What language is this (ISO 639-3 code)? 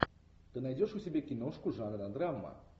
rus